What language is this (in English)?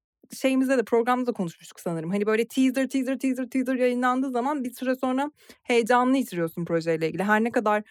Turkish